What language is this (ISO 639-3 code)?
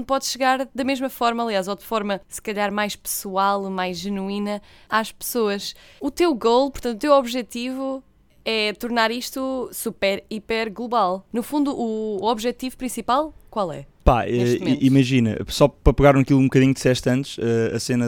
por